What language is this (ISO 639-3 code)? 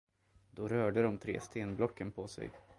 swe